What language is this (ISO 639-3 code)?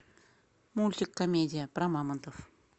rus